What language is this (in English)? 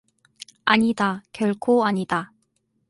Korean